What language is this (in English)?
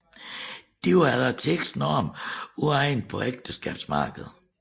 Danish